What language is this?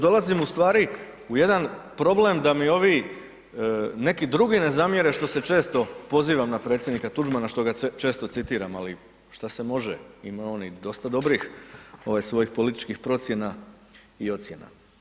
Croatian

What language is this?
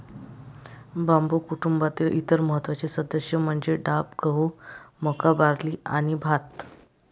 Marathi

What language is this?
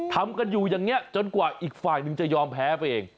Thai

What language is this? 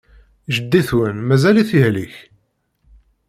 Kabyle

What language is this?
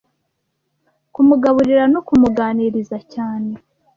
Kinyarwanda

